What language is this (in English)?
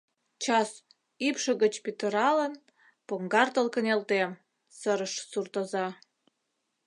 Mari